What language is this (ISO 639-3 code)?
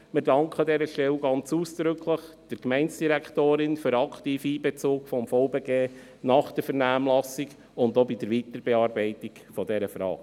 gsw